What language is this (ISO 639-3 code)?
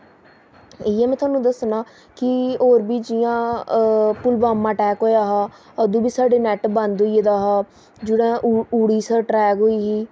doi